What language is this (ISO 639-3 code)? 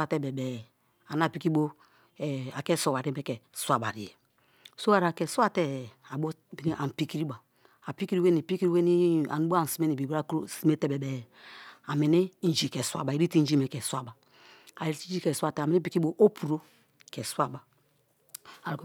ijn